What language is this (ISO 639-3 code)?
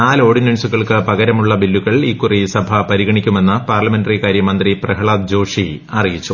mal